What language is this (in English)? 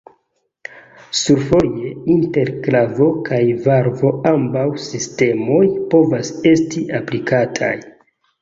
Esperanto